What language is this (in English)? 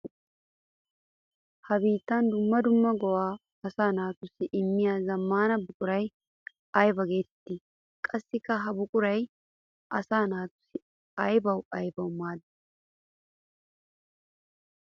Wolaytta